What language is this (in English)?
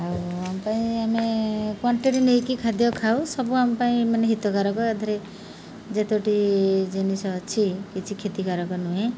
Odia